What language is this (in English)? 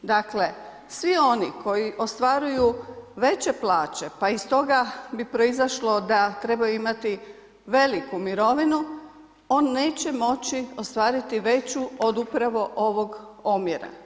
Croatian